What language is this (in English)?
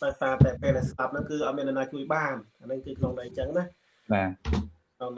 Vietnamese